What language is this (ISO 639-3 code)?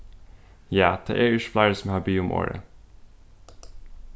fao